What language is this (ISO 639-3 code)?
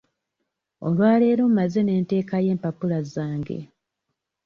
lug